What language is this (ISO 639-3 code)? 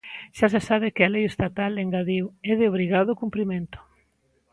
glg